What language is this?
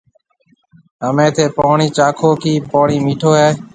Marwari (Pakistan)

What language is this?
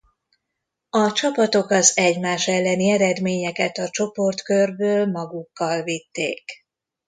Hungarian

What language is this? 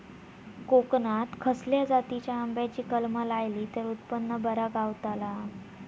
Marathi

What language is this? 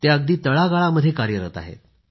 Marathi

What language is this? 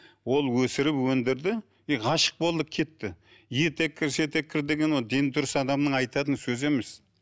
Kazakh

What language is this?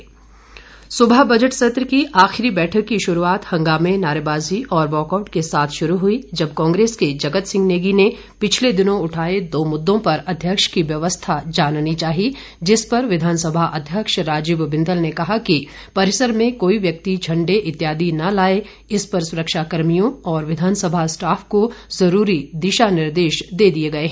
Hindi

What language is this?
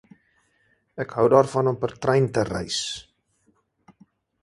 Afrikaans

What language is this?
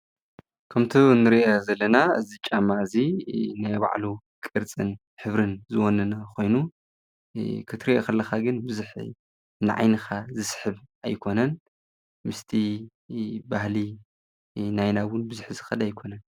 Tigrinya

